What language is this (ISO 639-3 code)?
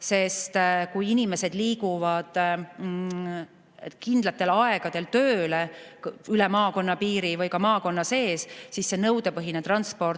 est